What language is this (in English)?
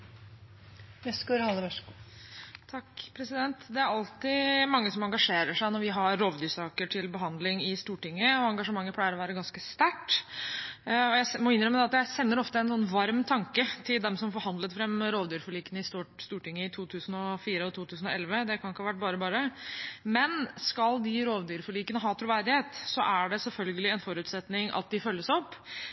Norwegian